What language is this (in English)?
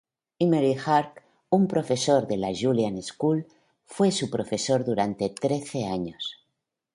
Spanish